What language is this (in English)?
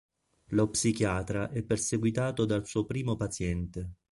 Italian